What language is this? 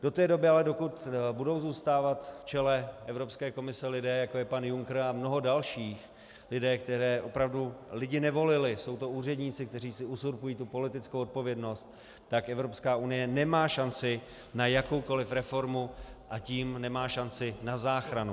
Czech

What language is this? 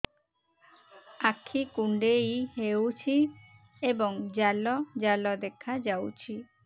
Odia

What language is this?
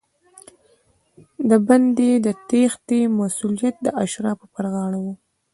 Pashto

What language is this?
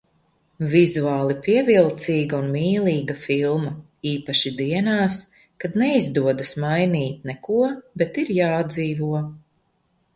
Latvian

